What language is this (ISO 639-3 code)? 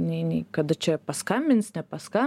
lit